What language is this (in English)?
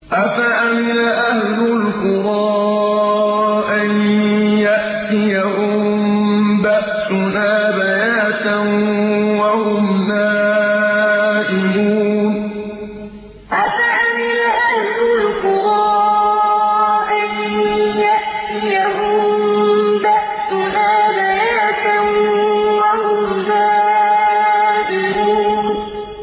Arabic